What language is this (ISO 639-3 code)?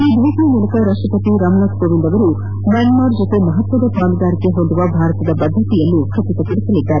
kan